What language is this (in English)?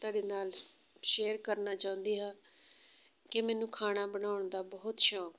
Punjabi